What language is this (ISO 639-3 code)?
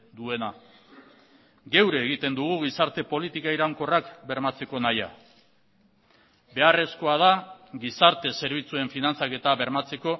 eus